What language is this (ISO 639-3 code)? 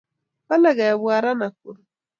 kln